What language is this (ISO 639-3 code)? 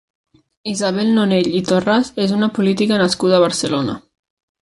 cat